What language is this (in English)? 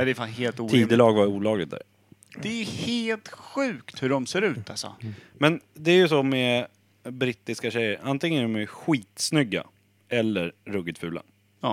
Swedish